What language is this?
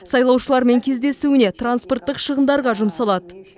Kazakh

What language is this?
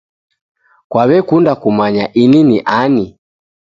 Taita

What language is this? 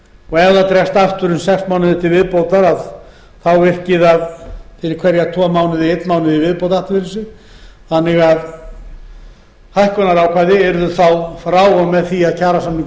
Icelandic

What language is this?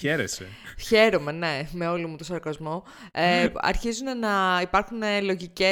Greek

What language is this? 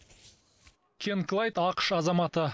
Kazakh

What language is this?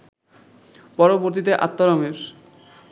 Bangla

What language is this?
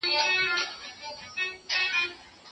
Pashto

